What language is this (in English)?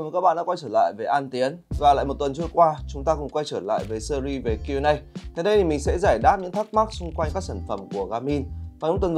Vietnamese